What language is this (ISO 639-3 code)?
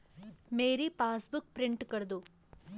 hin